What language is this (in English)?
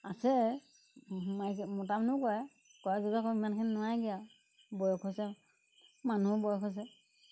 Assamese